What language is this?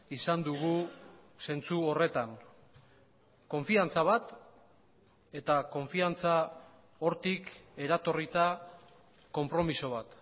Basque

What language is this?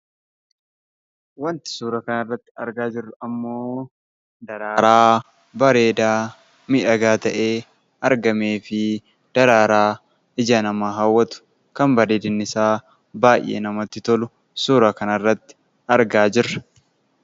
Oromo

